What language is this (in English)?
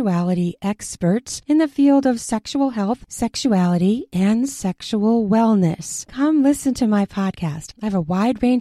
Filipino